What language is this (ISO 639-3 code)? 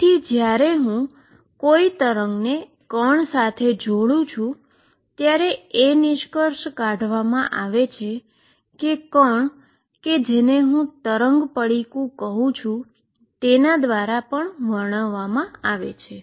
guj